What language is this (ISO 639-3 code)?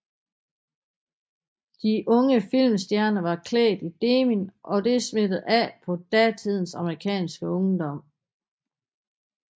dan